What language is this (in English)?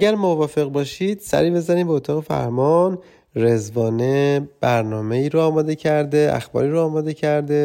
Persian